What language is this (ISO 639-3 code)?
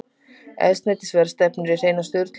isl